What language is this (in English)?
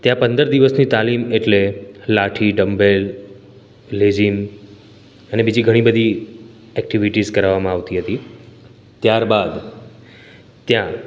Gujarati